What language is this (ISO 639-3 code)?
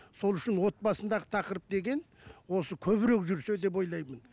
kaz